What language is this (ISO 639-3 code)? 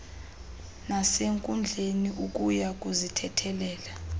xho